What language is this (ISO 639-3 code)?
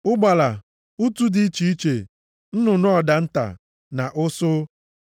ibo